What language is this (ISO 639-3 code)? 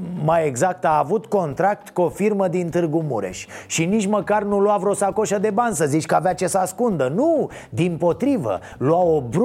ron